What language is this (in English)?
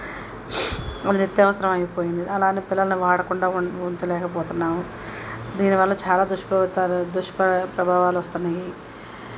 Telugu